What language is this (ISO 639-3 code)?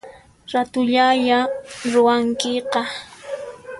qxp